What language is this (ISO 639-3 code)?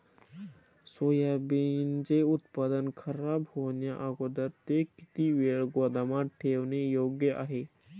mar